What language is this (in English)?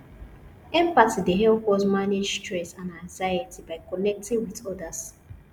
Nigerian Pidgin